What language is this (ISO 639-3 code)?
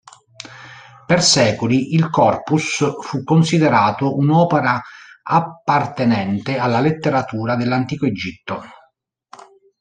ita